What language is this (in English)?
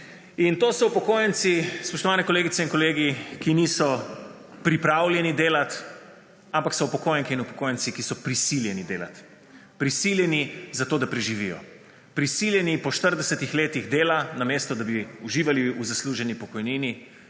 Slovenian